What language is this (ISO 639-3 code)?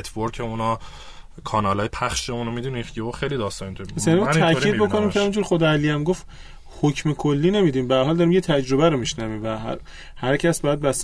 fas